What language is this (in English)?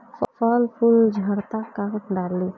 Bhojpuri